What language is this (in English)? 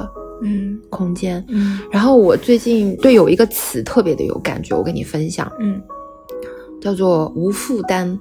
Chinese